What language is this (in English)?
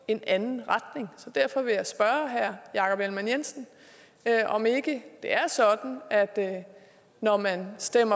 Danish